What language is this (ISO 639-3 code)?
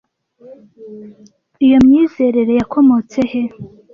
kin